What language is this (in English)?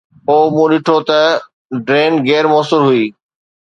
Sindhi